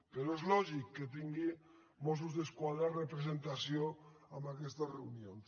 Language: Catalan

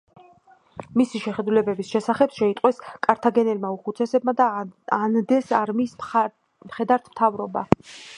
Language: Georgian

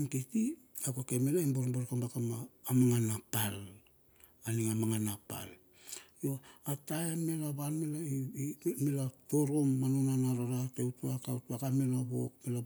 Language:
Bilur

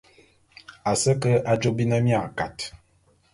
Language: Bulu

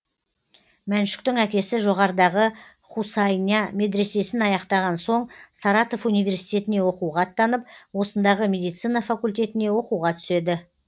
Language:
Kazakh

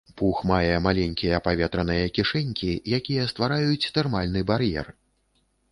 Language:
Belarusian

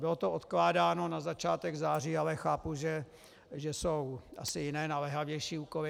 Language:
Czech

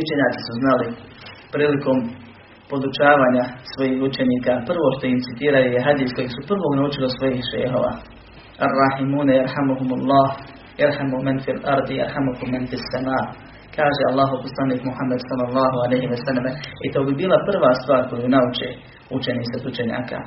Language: Croatian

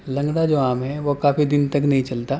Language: Urdu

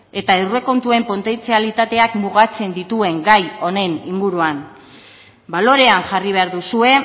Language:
Basque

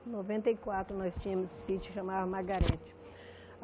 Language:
Portuguese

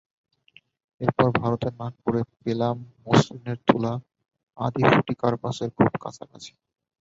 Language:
Bangla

